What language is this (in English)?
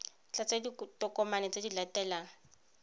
Tswana